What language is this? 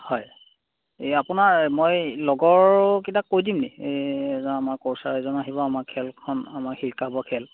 Assamese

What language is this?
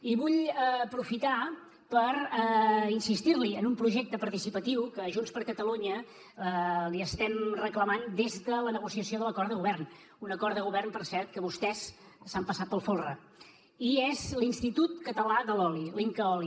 Catalan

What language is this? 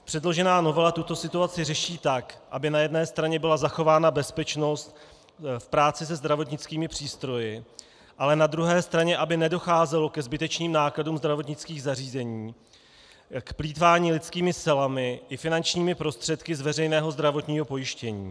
Czech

